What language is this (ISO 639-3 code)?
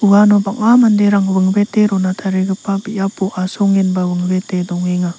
grt